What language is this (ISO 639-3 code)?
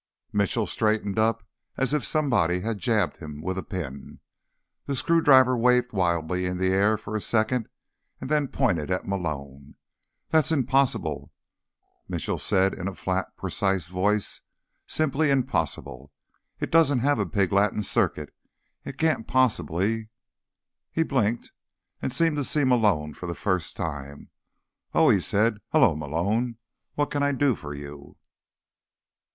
eng